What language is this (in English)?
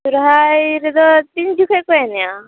Santali